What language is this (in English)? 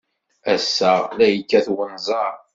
Kabyle